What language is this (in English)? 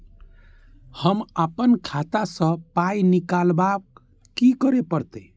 Maithili